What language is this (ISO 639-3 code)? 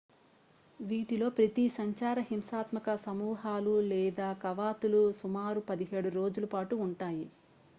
tel